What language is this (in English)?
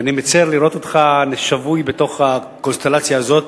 Hebrew